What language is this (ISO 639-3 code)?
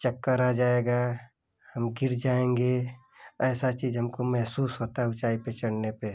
hin